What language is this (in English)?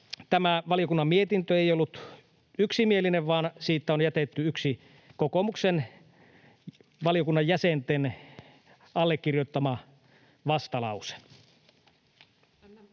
Finnish